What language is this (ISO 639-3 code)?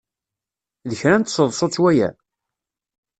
kab